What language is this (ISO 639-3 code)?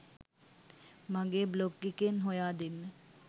sin